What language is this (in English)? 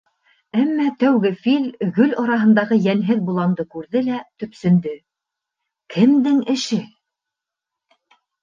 Bashkir